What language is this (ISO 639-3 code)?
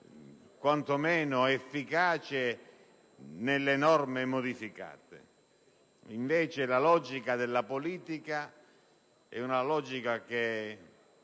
ita